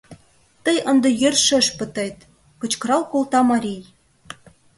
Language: Mari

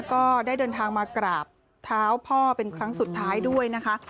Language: Thai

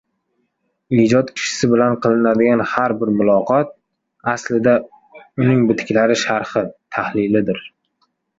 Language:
Uzbek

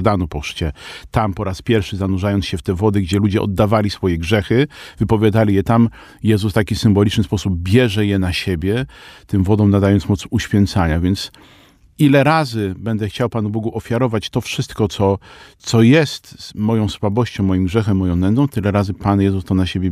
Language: Polish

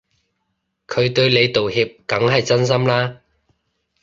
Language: Cantonese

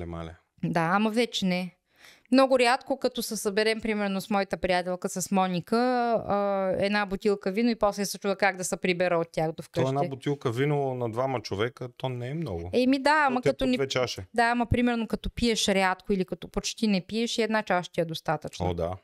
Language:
Bulgarian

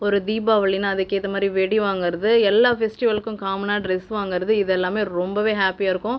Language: Tamil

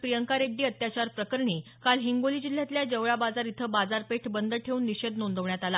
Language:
Marathi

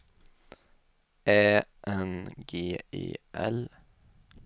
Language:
Swedish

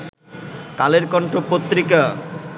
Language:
Bangla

